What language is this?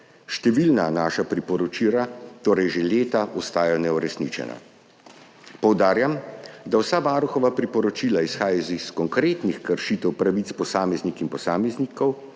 Slovenian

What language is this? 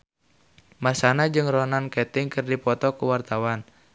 Sundanese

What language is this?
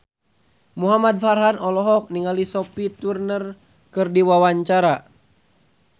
Sundanese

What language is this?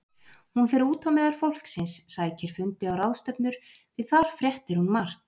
Icelandic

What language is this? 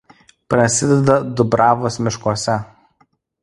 Lithuanian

